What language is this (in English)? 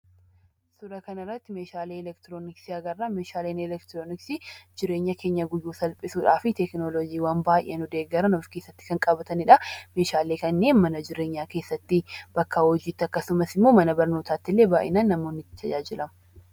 Oromo